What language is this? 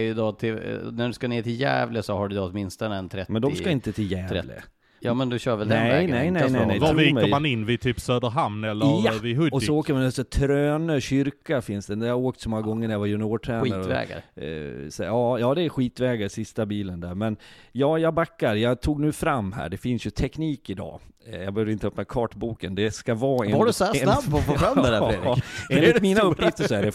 Swedish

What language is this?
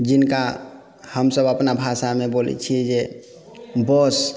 Maithili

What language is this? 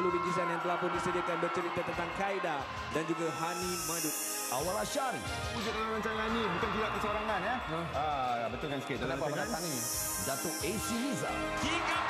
Malay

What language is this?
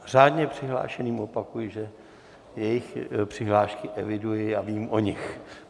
Czech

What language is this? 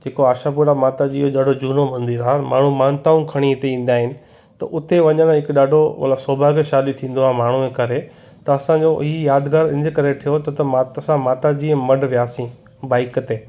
Sindhi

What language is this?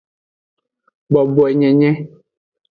Aja (Benin)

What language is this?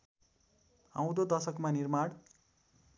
Nepali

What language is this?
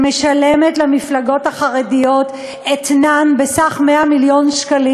Hebrew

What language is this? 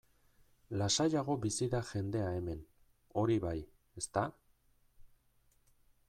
Basque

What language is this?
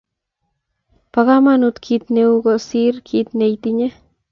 Kalenjin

